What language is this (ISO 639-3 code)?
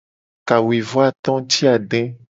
gej